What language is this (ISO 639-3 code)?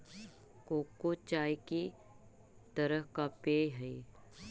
mag